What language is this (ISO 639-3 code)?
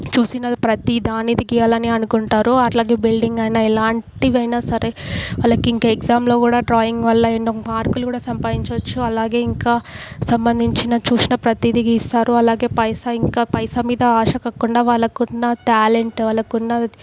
tel